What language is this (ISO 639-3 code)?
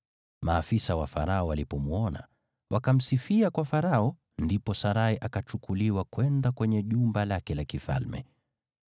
swa